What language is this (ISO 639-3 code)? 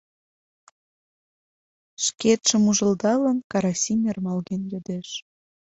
chm